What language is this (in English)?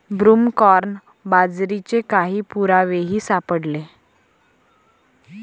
Marathi